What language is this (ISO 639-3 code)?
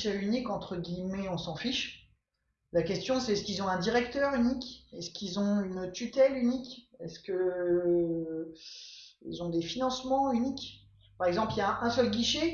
fra